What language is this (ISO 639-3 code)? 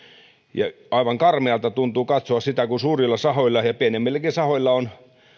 fin